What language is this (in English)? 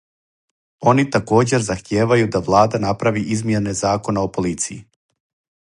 Serbian